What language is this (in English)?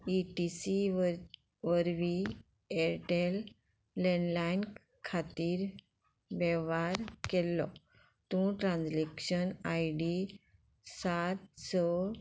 Konkani